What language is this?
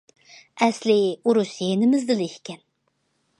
Uyghur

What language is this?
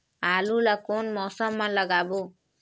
Chhattisgarhi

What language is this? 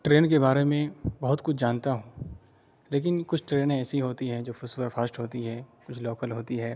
Urdu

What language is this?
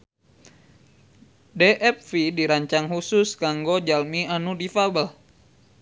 Sundanese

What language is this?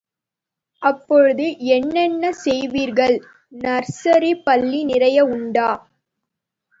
Tamil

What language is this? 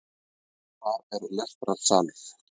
Icelandic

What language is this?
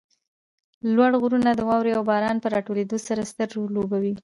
Pashto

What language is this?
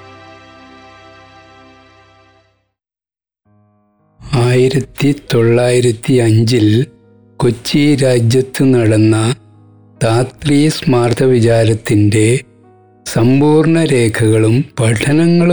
Malayalam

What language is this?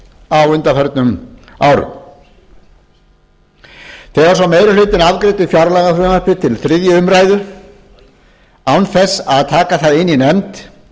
Icelandic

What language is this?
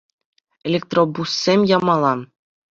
Chuvash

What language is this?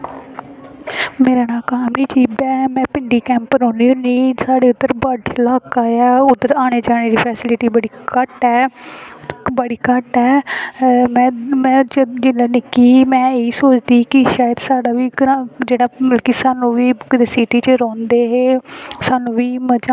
Dogri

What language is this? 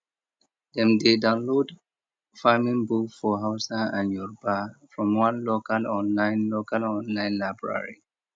Nigerian Pidgin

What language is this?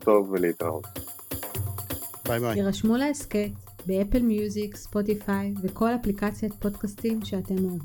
Hebrew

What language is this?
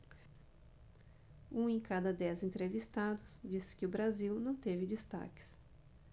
Portuguese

